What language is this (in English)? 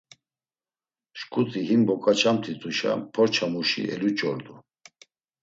Laz